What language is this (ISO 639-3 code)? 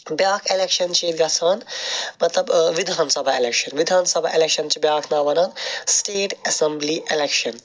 kas